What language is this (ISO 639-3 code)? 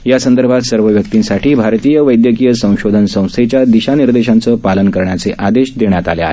mar